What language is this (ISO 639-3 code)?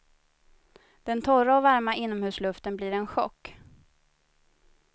swe